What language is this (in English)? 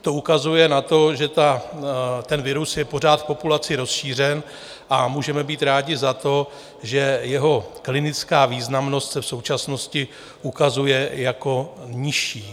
Czech